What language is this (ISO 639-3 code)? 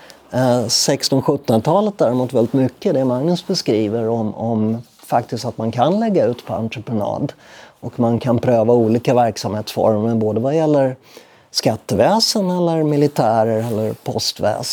swe